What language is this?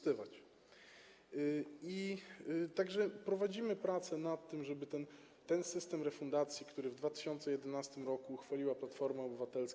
Polish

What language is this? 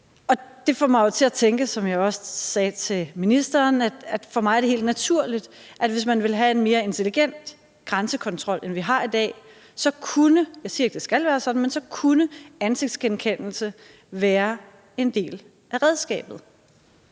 Danish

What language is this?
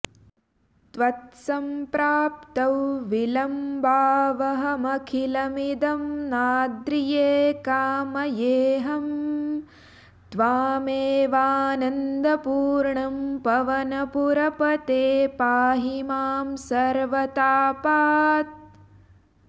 Sanskrit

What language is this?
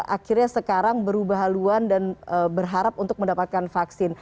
Indonesian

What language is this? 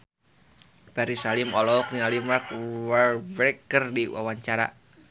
Sundanese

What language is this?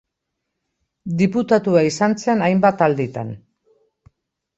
Basque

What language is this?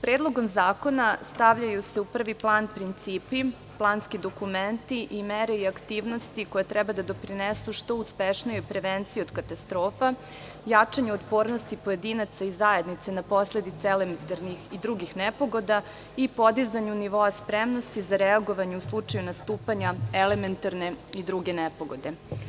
Serbian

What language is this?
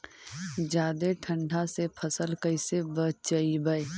Magahi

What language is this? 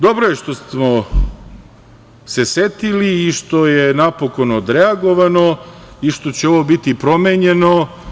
Serbian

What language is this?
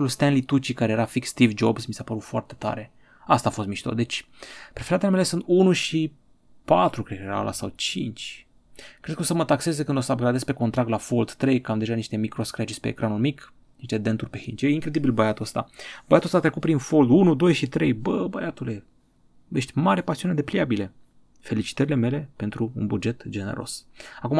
Romanian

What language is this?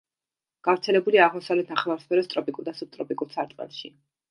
Georgian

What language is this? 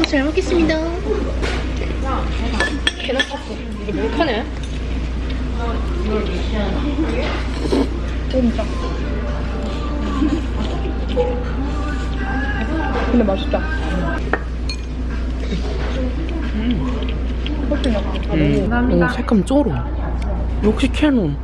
Korean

